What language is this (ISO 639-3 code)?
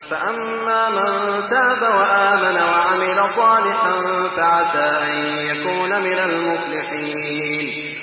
ara